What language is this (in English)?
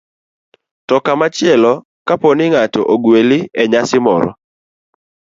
Luo (Kenya and Tanzania)